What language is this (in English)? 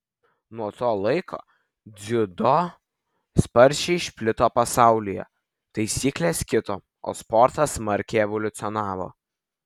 Lithuanian